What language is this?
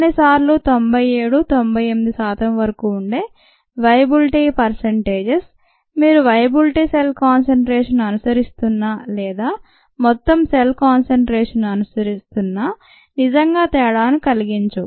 Telugu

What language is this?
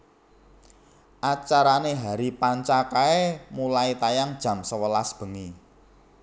Javanese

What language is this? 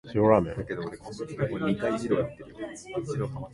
Japanese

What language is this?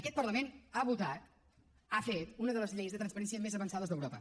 Catalan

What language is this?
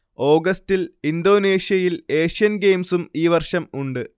Malayalam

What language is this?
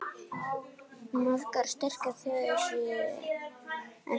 Icelandic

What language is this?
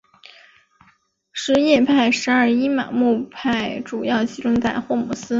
Chinese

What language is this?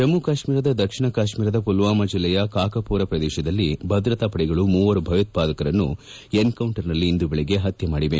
Kannada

